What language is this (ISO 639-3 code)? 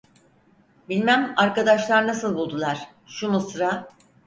tur